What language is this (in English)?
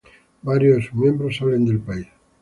Spanish